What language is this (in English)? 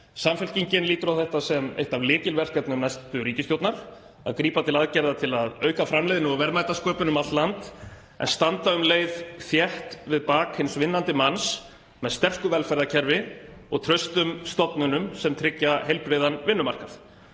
Icelandic